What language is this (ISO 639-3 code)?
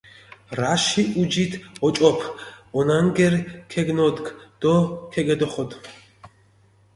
xmf